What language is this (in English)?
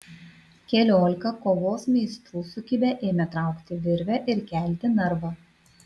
Lithuanian